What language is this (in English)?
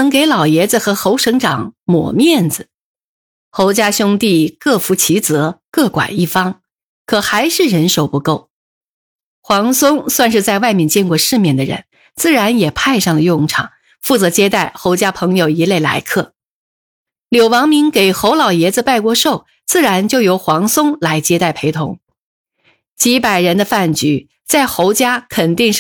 Chinese